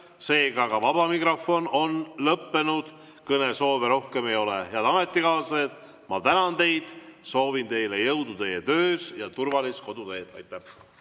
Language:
Estonian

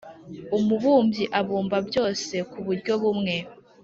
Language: Kinyarwanda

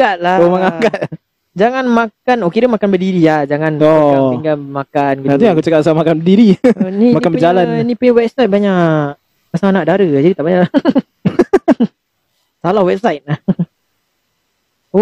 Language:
Malay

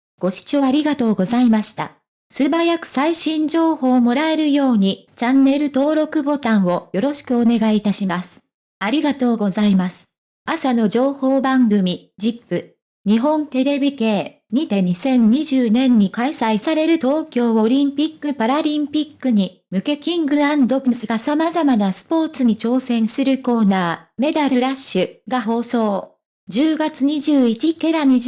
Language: Japanese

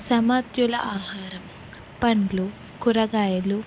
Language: Telugu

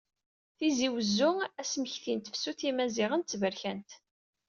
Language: Kabyle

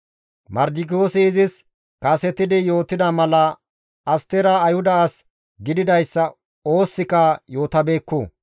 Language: Gamo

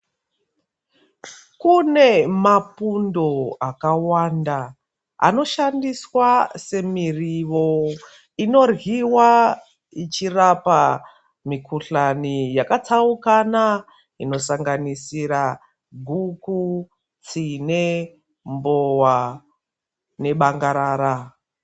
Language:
Ndau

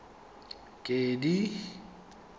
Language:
Tswana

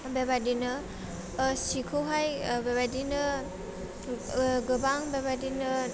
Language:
Bodo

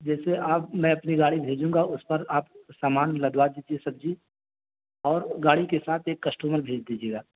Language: Urdu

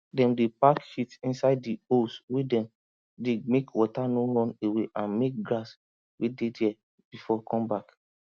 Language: Nigerian Pidgin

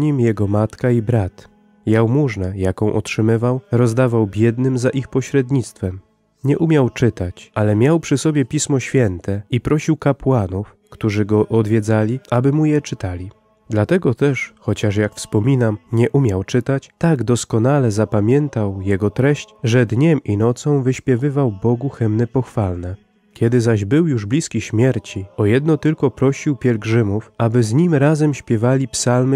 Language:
Polish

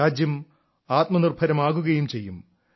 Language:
Malayalam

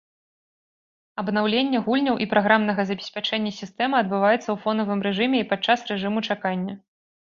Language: Belarusian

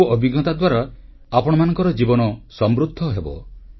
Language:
Odia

